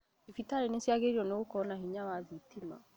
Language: Kikuyu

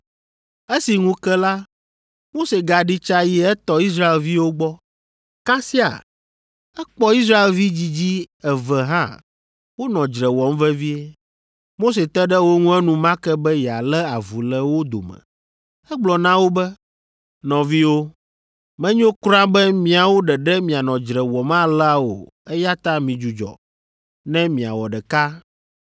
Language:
Ewe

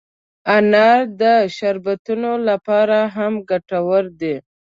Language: Pashto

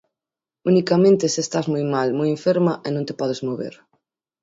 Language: Galician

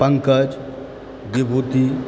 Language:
Maithili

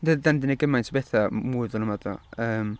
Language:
Welsh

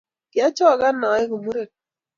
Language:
Kalenjin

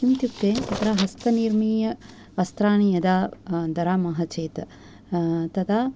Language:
Sanskrit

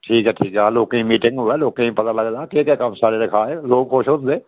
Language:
Dogri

